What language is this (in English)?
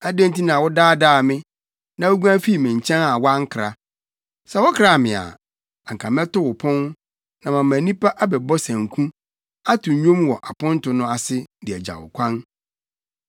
Akan